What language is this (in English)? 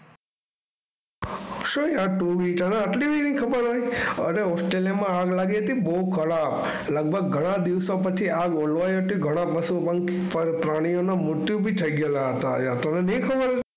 Gujarati